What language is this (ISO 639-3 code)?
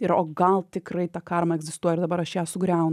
lit